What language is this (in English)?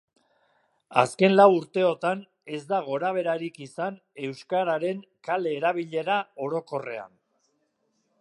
Basque